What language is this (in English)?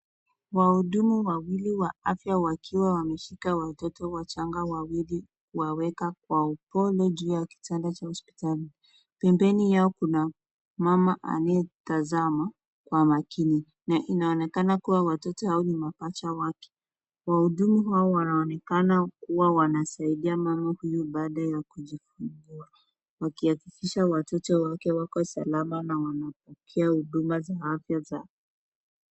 Swahili